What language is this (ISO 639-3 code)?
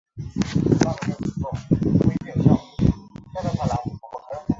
zho